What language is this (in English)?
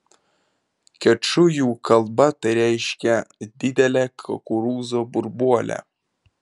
Lithuanian